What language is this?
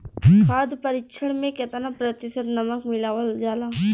Bhojpuri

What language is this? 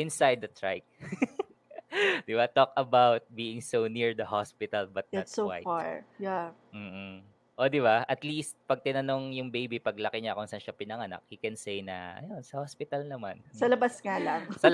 Filipino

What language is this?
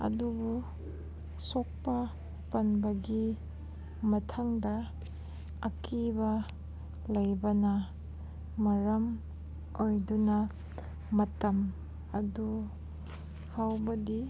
Manipuri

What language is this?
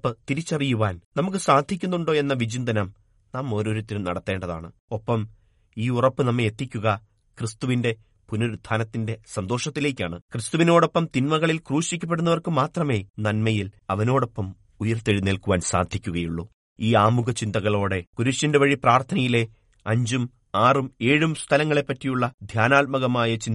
Malayalam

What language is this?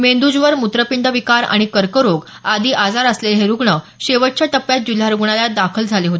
Marathi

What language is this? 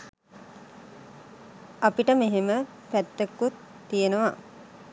Sinhala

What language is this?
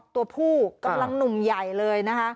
Thai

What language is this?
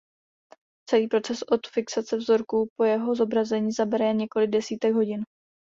Czech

